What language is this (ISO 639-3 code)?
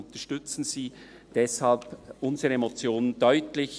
gsw